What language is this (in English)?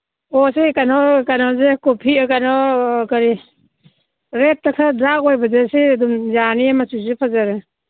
Manipuri